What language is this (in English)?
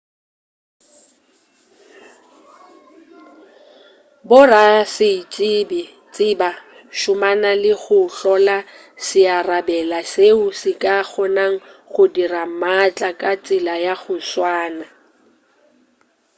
Northern Sotho